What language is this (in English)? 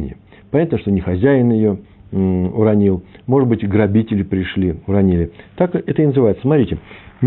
Russian